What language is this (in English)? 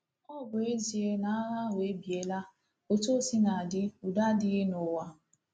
Igbo